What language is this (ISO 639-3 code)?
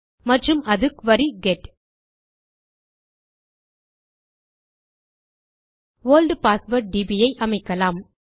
tam